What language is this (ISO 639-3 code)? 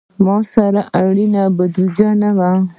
pus